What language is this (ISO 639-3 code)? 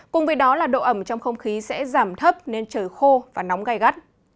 vie